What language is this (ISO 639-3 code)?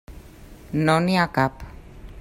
cat